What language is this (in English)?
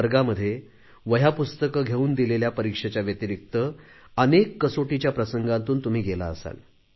Marathi